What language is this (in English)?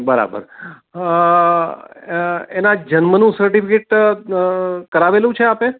Gujarati